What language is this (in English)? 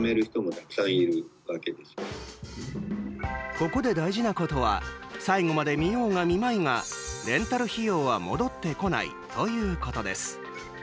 Japanese